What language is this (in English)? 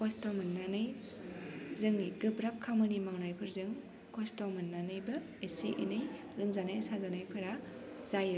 Bodo